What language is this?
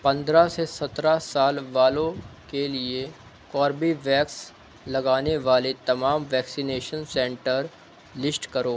Urdu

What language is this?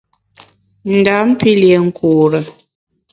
Bamun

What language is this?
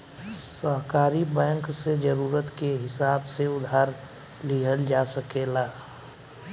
Bhojpuri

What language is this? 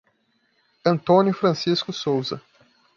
Portuguese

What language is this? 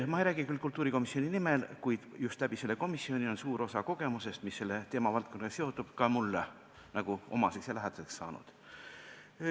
Estonian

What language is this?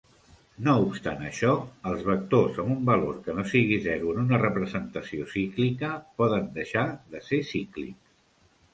Catalan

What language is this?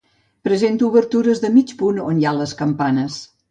Catalan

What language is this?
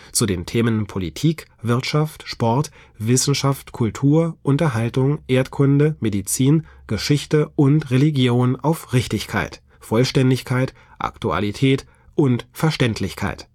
German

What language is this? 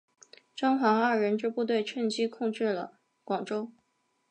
Chinese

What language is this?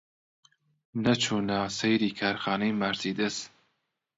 Central Kurdish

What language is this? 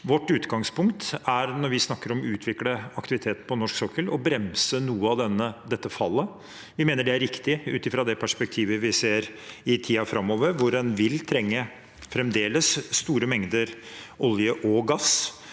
Norwegian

